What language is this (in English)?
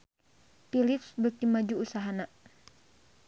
Sundanese